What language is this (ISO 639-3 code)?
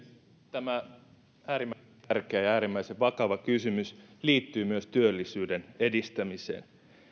fin